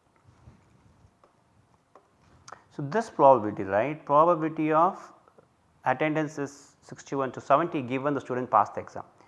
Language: English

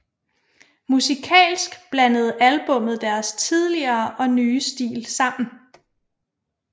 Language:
Danish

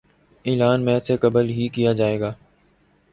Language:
Urdu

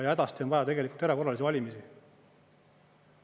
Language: Estonian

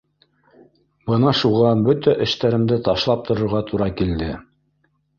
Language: Bashkir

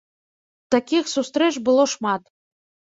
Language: Belarusian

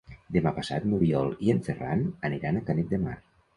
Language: Catalan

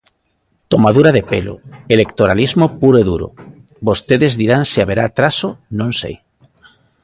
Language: Galician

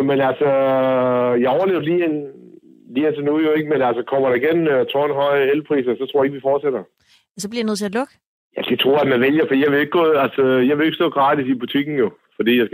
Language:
Danish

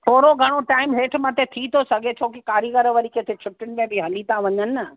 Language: Sindhi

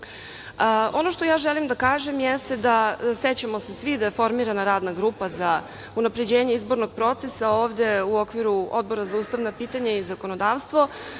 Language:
Serbian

